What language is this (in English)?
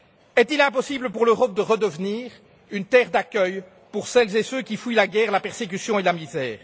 French